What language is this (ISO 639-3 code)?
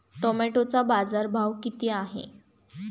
mar